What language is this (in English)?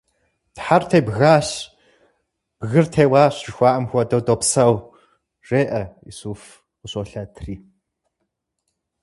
Kabardian